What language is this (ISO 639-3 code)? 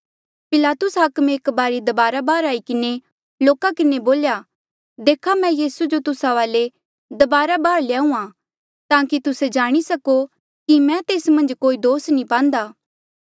mjl